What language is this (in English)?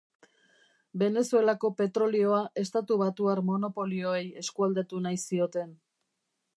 Basque